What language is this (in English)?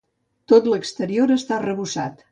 Catalan